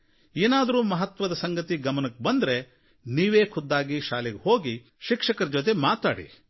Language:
Kannada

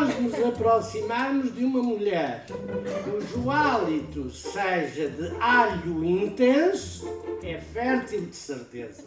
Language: Portuguese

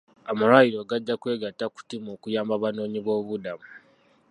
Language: Ganda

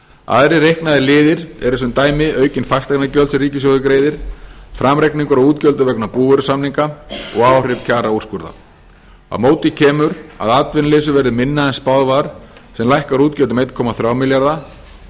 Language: Icelandic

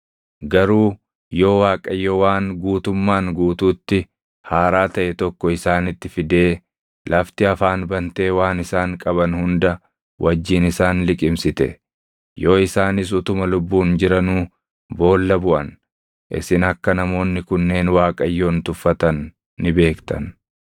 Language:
Oromo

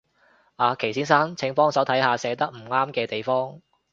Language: Cantonese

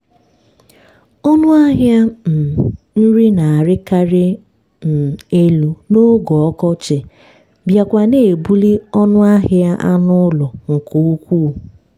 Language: Igbo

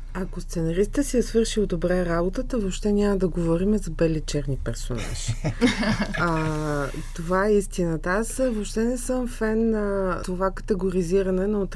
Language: Bulgarian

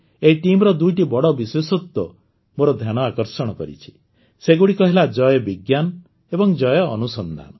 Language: Odia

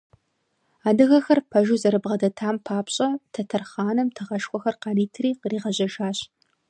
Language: Kabardian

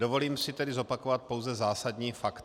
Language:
Czech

